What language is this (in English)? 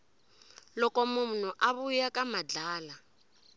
Tsonga